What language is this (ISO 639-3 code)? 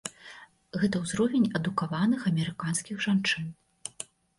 bel